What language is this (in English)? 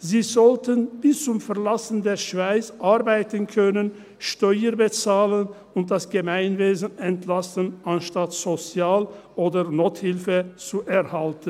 Swiss German